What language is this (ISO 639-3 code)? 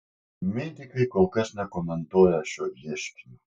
lit